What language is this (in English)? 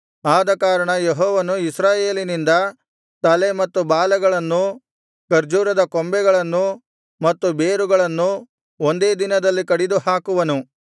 Kannada